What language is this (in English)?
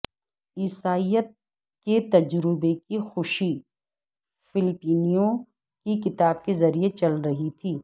Urdu